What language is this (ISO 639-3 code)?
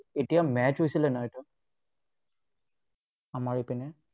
asm